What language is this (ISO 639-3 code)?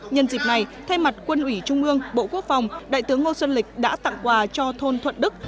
vie